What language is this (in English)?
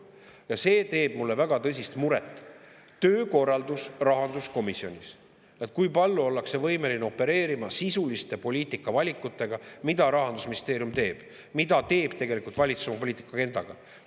Estonian